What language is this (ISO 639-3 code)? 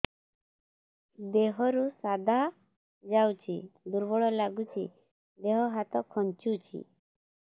ori